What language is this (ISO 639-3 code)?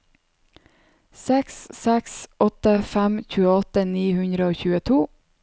nor